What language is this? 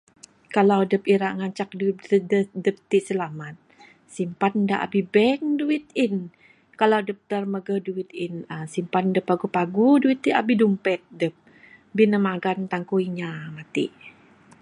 Bukar-Sadung Bidayuh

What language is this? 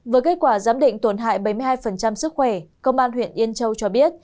Vietnamese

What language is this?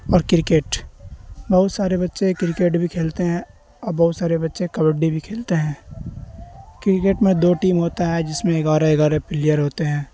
Urdu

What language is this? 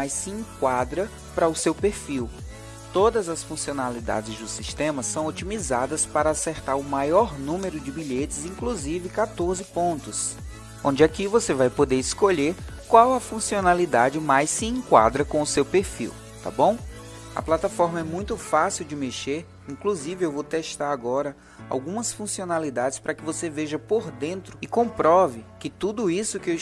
Portuguese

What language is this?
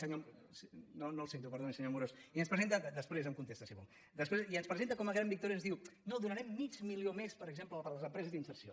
Catalan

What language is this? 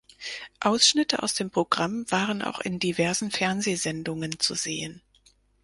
German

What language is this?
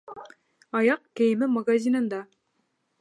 Bashkir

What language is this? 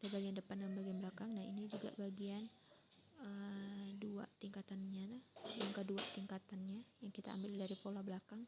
Indonesian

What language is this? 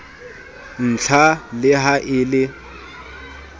Southern Sotho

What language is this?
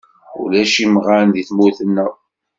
Kabyle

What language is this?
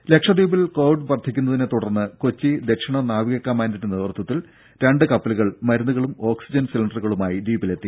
Malayalam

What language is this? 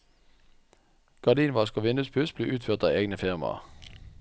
Norwegian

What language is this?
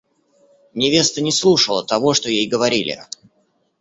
Russian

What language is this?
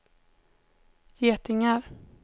Swedish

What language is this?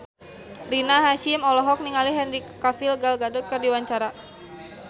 Sundanese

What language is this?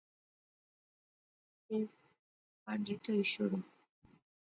Pahari-Potwari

